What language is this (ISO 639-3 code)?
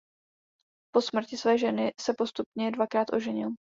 ces